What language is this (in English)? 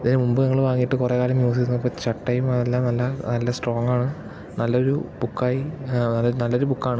Malayalam